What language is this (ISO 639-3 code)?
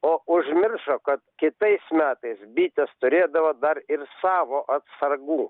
lit